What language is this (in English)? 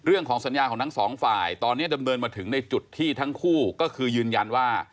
Thai